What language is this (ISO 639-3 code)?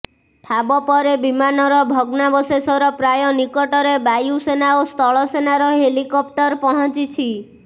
ori